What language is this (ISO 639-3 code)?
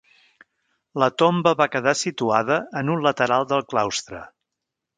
cat